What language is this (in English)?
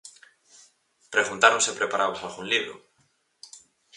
Galician